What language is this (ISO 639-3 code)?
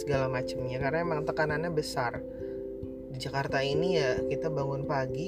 ind